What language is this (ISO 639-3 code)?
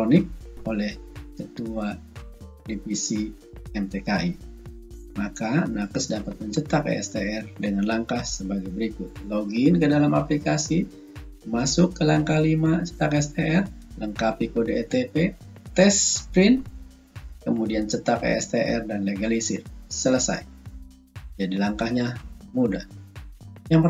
ind